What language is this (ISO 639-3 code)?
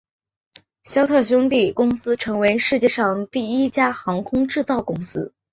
zho